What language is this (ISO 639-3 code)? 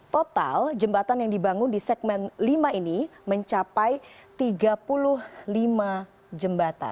ind